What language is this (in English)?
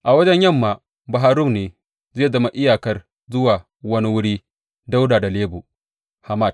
Hausa